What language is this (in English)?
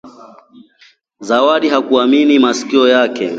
Swahili